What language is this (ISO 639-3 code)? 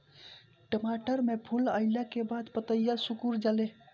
bho